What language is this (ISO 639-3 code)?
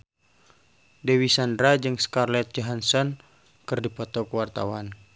sun